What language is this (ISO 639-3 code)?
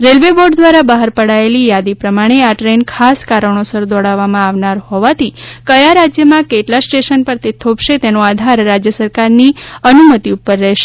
guj